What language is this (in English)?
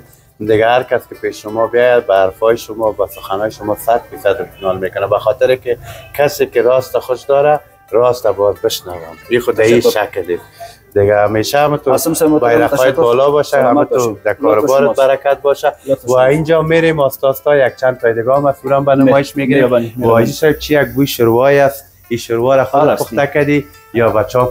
Persian